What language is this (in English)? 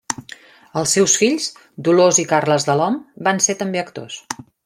Catalan